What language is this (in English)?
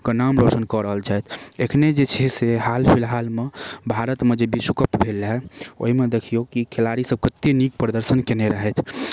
Maithili